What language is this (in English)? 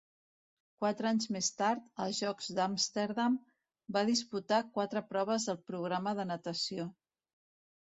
Catalan